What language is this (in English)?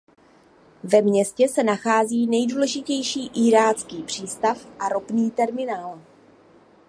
Czech